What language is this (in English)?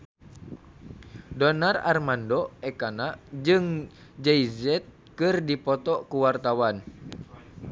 Sundanese